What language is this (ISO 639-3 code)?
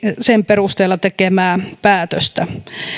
fin